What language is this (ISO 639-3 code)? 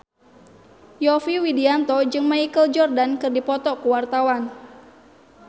sun